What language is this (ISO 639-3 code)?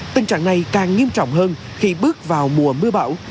vie